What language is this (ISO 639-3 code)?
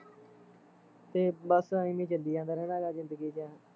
pan